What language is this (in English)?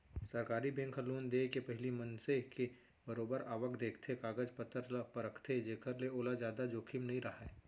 Chhattisgarhi